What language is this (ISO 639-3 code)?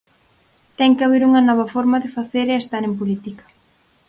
glg